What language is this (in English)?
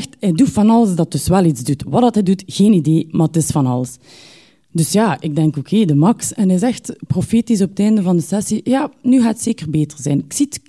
Dutch